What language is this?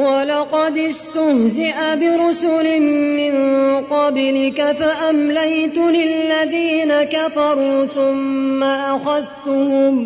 Arabic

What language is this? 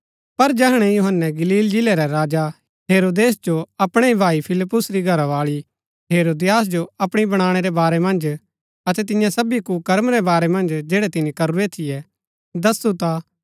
Gaddi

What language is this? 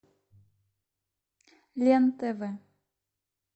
Russian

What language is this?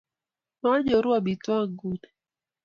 Kalenjin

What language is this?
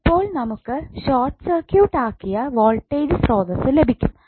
Malayalam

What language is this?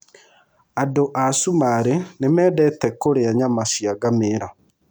Kikuyu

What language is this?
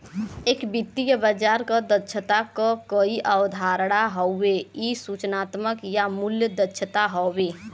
Bhojpuri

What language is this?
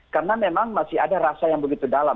Indonesian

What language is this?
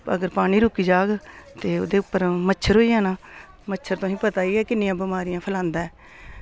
Dogri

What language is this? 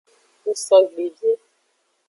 Aja (Benin)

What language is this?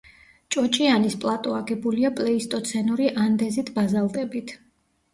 Georgian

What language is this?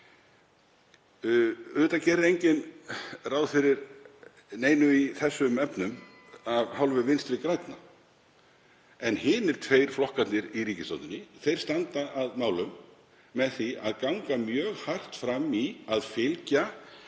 Icelandic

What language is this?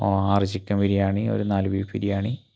Malayalam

